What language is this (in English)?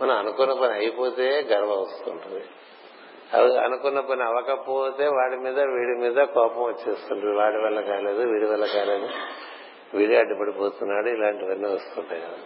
Telugu